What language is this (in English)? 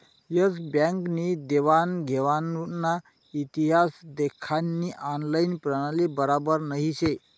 Marathi